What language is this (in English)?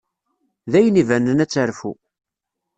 Kabyle